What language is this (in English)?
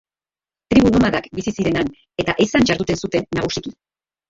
Basque